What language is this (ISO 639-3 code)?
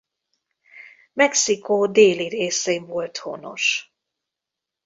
hun